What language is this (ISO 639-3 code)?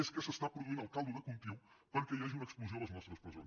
cat